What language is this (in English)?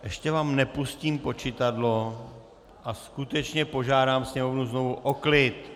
Czech